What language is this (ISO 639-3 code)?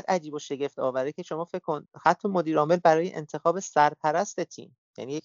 fas